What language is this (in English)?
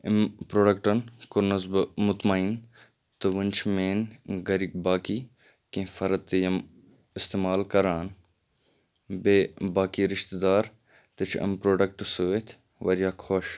Kashmiri